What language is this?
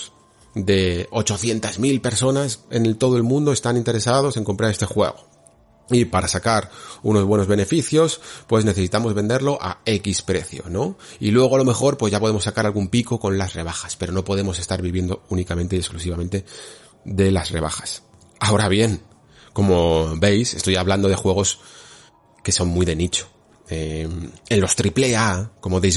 Spanish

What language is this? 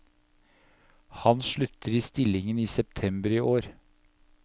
Norwegian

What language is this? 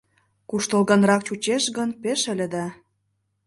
Mari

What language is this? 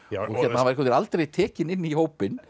Icelandic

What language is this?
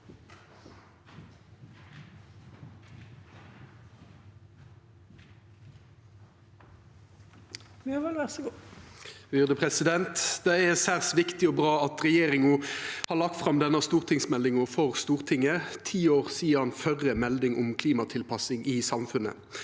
Norwegian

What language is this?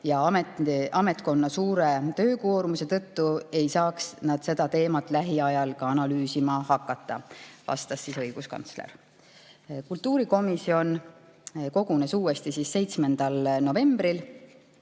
Estonian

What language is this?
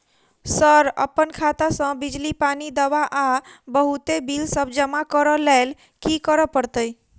Maithili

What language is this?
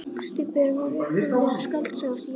Icelandic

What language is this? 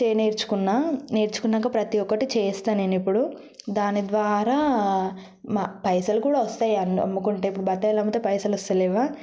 Telugu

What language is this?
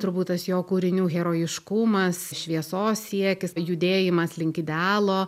Lithuanian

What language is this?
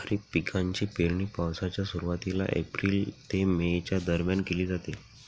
Marathi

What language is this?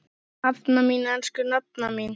Icelandic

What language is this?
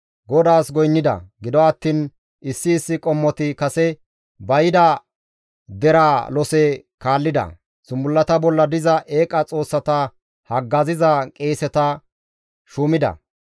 Gamo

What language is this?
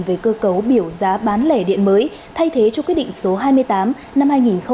Vietnamese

